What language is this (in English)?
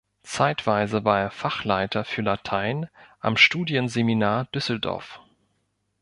German